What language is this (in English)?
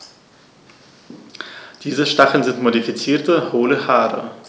German